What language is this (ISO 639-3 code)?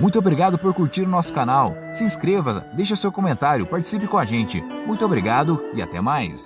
por